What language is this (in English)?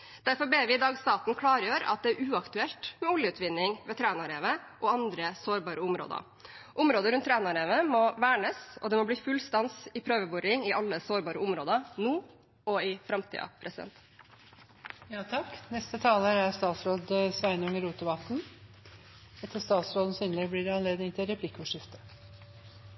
Norwegian